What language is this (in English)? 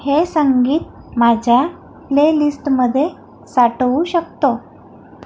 Marathi